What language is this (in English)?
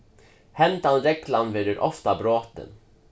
Faroese